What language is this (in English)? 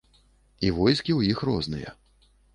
Belarusian